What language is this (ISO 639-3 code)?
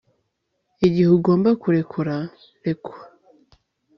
kin